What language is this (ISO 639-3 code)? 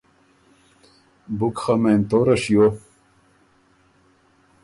oru